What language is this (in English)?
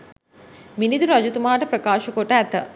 Sinhala